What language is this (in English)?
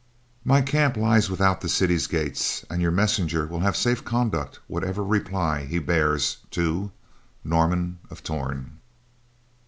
English